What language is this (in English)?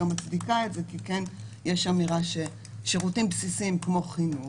Hebrew